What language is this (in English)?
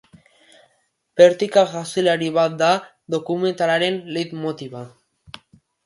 Basque